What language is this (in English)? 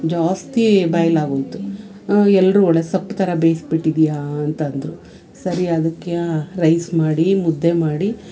Kannada